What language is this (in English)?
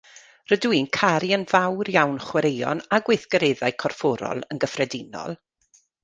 Welsh